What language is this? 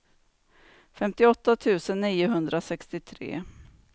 Swedish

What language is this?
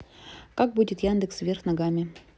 Russian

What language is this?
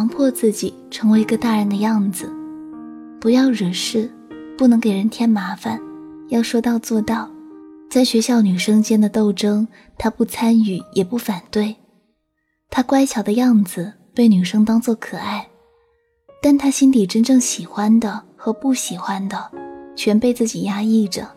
Chinese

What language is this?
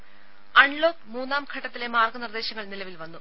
Malayalam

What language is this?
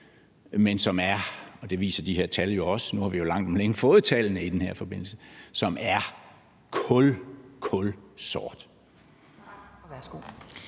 Danish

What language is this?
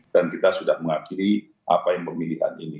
Indonesian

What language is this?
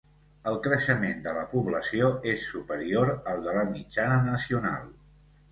Catalan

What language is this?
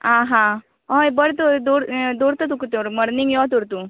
Konkani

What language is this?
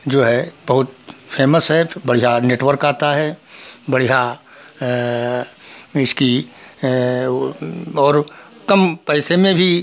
Hindi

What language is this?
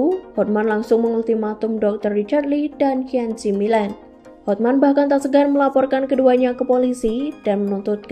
Indonesian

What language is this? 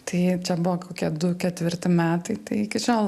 Lithuanian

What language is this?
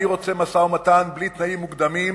Hebrew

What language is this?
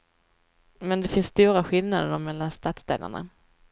Swedish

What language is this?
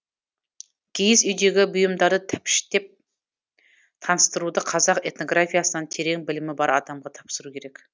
Kazakh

